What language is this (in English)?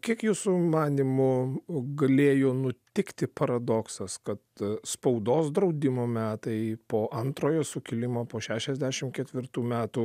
Lithuanian